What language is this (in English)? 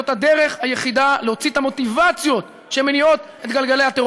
Hebrew